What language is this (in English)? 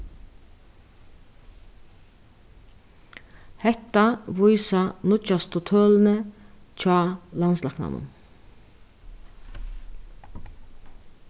Faroese